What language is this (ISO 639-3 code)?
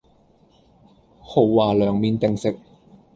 yue